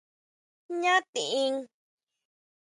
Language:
Huautla Mazatec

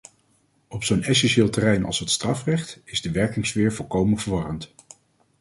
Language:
Dutch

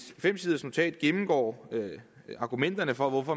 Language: Danish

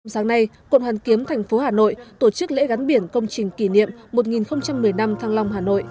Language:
Vietnamese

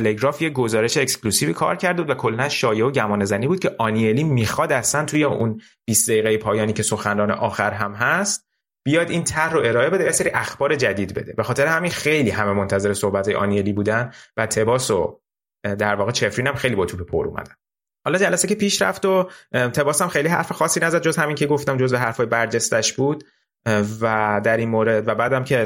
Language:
Persian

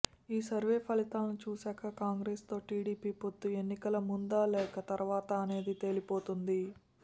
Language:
Telugu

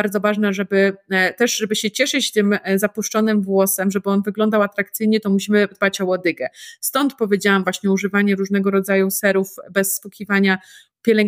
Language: Polish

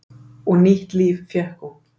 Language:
Icelandic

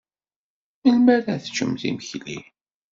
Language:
Kabyle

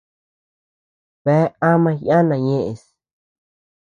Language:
Tepeuxila Cuicatec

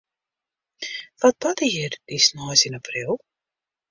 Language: Western Frisian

